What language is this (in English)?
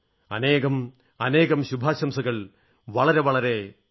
Malayalam